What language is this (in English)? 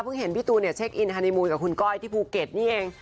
Thai